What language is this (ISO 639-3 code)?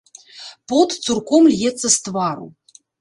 bel